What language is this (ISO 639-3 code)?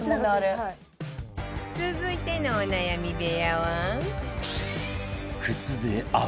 jpn